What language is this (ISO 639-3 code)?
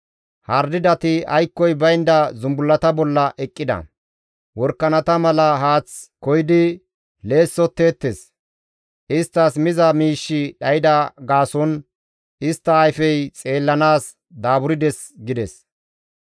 gmv